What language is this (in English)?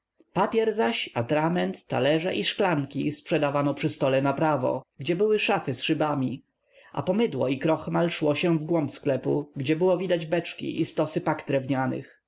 Polish